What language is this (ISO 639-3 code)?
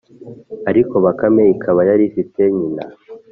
kin